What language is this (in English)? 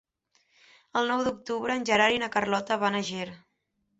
Catalan